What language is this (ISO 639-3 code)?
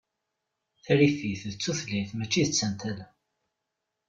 kab